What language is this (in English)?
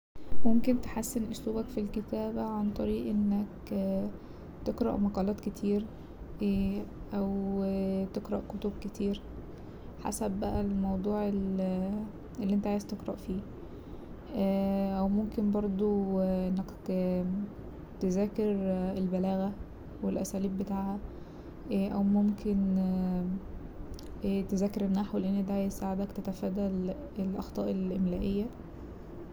Egyptian Arabic